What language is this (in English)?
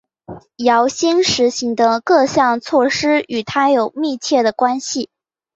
Chinese